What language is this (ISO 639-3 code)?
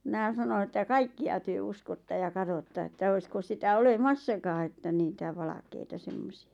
fin